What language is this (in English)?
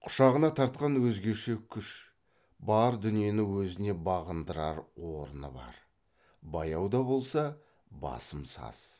Kazakh